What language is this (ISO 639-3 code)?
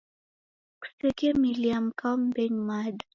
dav